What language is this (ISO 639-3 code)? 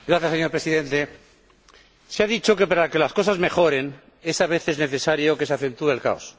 spa